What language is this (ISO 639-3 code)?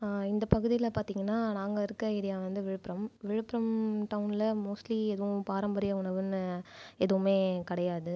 tam